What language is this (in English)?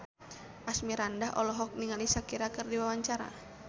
Sundanese